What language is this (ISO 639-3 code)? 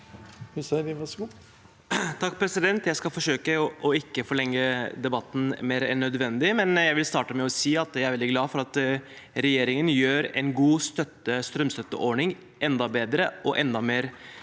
nor